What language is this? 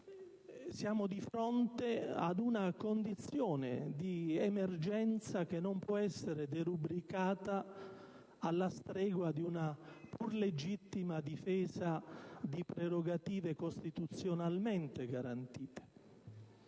Italian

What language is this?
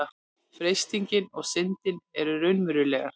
Icelandic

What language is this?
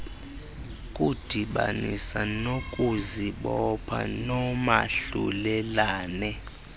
Xhosa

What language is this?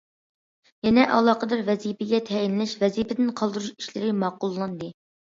Uyghur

